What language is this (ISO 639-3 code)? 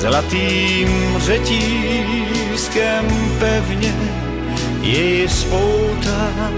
ces